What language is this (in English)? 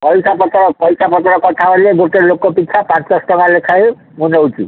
Odia